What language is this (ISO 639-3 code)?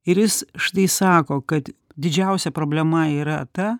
lit